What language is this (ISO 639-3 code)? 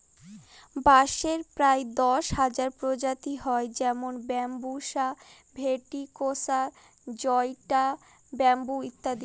ben